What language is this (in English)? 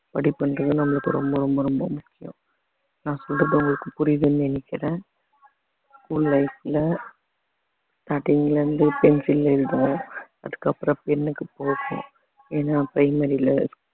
Tamil